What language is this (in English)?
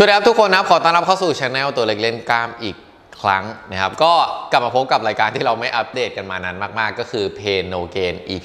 Thai